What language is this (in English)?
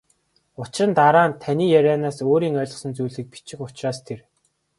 Mongolian